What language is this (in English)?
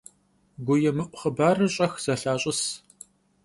Kabardian